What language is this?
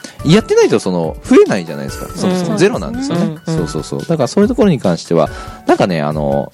Japanese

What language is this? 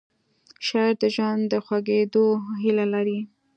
Pashto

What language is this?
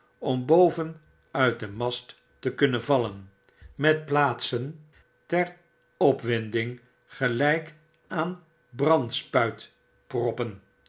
Dutch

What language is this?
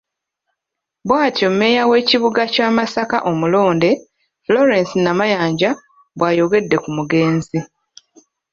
Ganda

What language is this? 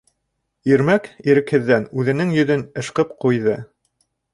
Bashkir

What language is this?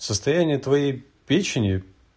Russian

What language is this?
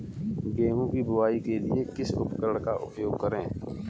Hindi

